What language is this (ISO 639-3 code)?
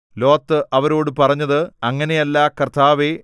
mal